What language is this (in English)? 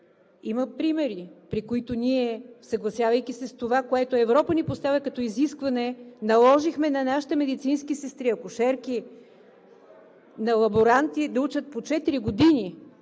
Bulgarian